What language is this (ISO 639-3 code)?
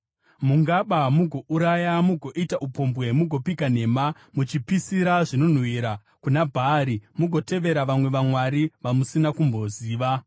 sna